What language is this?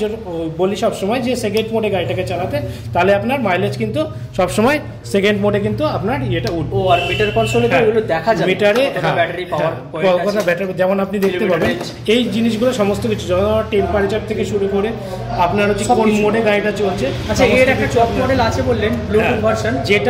Bangla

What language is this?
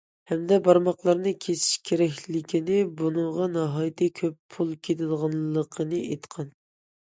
Uyghur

